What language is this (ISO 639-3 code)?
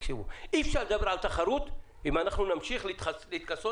heb